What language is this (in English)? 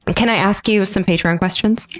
English